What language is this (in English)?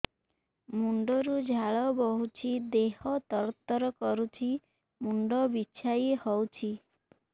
Odia